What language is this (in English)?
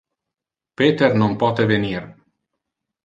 Interlingua